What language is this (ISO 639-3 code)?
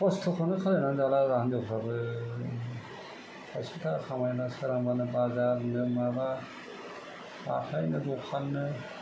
brx